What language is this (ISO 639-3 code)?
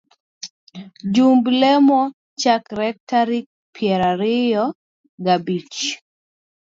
luo